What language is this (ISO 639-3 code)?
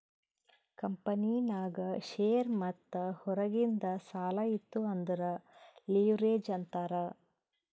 kan